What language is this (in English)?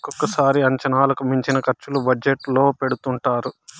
Telugu